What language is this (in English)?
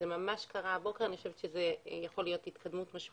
Hebrew